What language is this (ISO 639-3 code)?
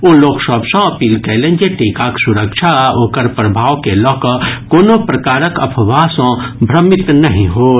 mai